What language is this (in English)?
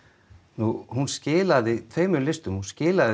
Icelandic